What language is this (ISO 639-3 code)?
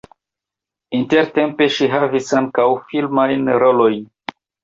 epo